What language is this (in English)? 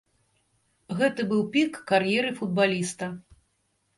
Belarusian